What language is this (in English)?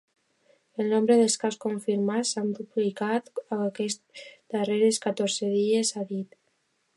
Catalan